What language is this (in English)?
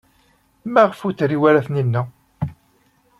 Kabyle